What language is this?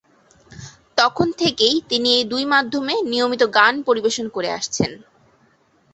Bangla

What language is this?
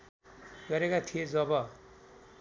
Nepali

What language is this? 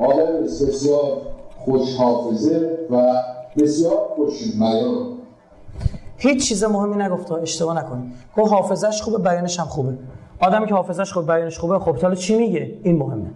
Persian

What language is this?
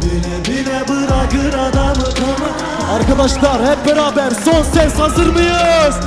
Turkish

